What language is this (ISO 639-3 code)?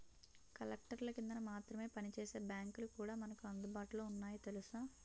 tel